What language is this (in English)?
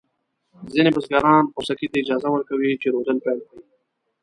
Pashto